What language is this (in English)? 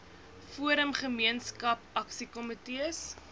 Afrikaans